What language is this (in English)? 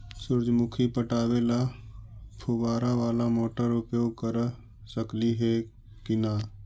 Magahi